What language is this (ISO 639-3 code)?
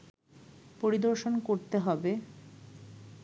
ben